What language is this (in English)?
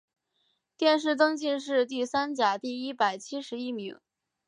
Chinese